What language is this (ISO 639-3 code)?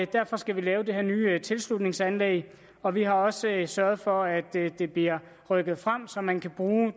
dan